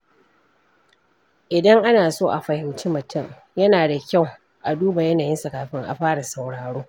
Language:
Hausa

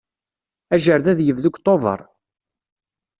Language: Kabyle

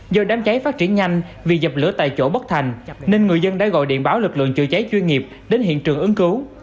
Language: Vietnamese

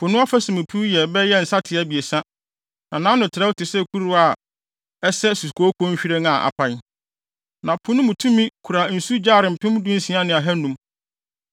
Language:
Akan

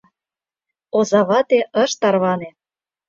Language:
Mari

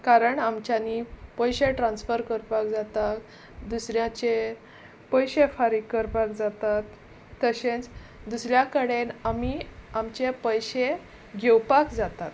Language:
Konkani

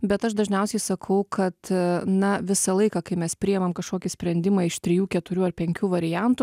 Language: Lithuanian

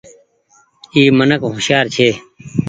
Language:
Goaria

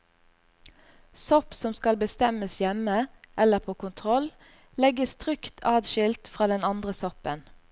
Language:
Norwegian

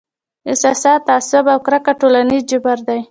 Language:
Pashto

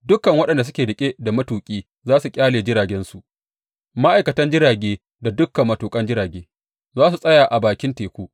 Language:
Hausa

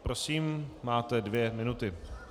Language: Czech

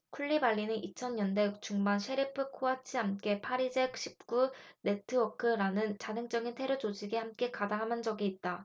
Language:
Korean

